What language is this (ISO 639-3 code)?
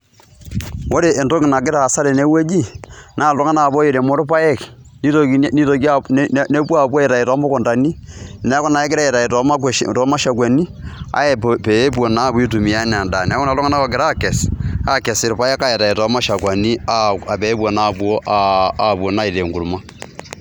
mas